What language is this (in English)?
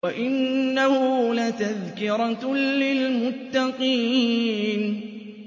Arabic